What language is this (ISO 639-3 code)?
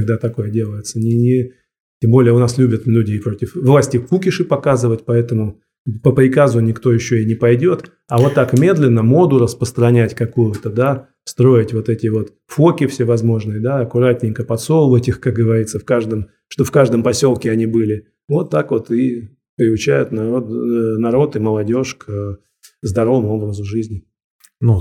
rus